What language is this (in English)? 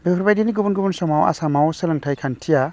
Bodo